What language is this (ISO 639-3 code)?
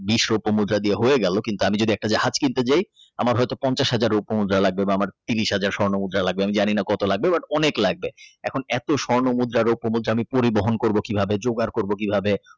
ben